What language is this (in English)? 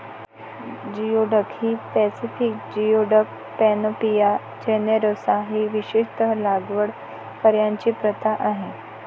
Marathi